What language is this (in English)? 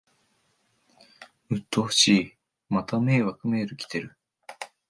Japanese